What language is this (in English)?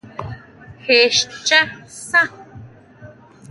Huautla Mazatec